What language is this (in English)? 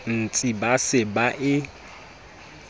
Southern Sotho